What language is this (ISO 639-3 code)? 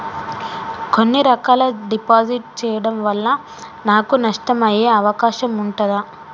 tel